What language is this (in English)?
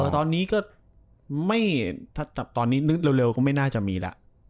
Thai